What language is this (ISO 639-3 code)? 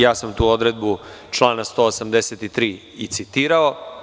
srp